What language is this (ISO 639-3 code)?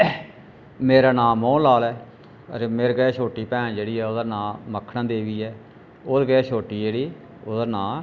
doi